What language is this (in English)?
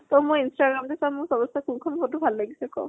Assamese